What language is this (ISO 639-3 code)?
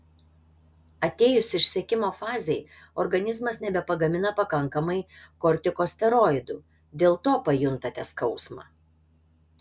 lit